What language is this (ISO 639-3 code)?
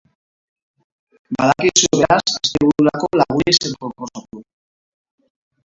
eus